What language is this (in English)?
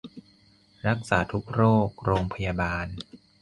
Thai